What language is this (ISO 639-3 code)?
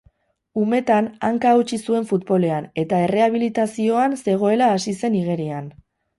eus